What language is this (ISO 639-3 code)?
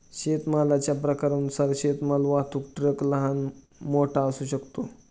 mar